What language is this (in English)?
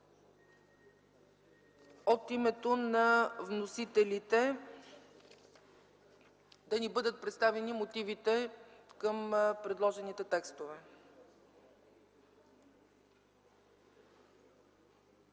Bulgarian